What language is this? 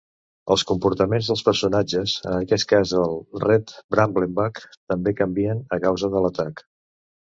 Catalan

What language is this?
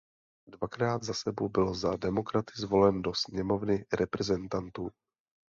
Czech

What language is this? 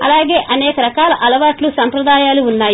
Telugu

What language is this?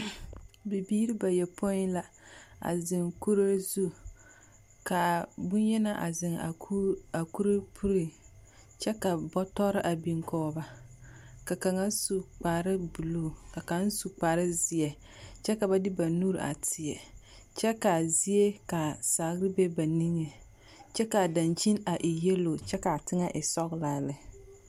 Southern Dagaare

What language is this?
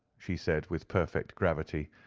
English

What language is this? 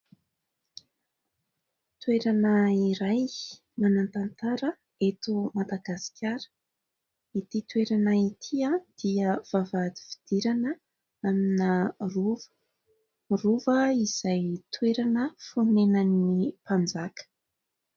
Malagasy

